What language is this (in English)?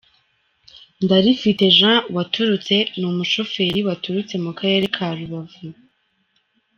Kinyarwanda